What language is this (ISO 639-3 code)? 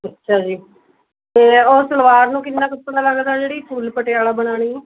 pan